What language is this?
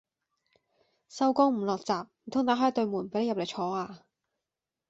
Cantonese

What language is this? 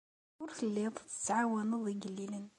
Kabyle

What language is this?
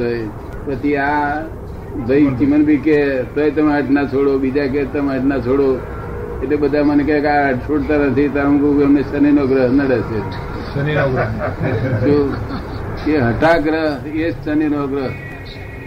Gujarati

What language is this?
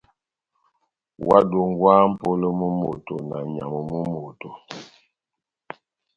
Batanga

